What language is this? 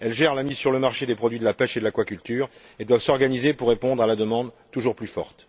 French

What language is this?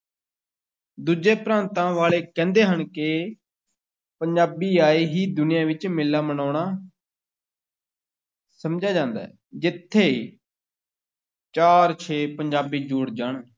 Punjabi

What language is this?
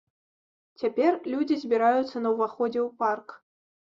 Belarusian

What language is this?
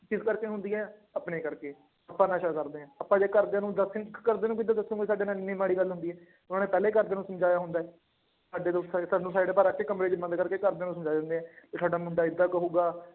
Punjabi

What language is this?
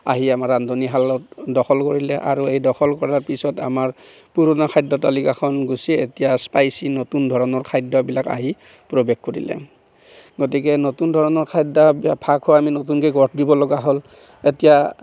Assamese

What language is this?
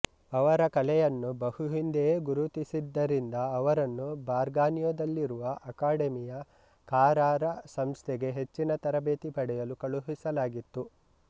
Kannada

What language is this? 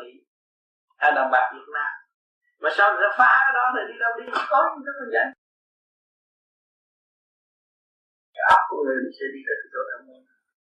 Vietnamese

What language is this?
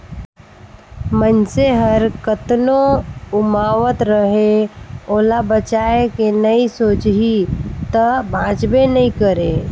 Chhattisgarhi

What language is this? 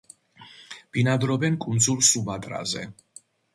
Georgian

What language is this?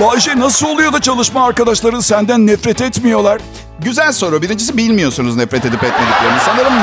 Turkish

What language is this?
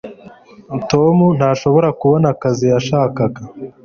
Kinyarwanda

